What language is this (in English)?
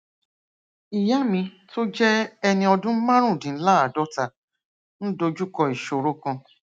Yoruba